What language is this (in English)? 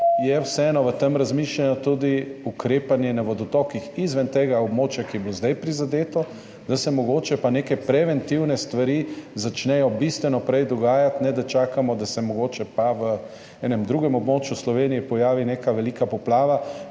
Slovenian